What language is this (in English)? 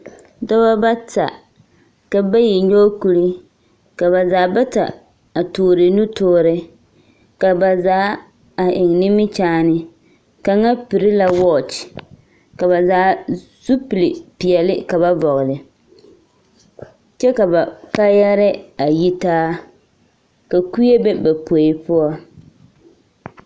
Southern Dagaare